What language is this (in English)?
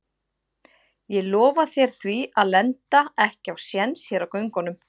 Icelandic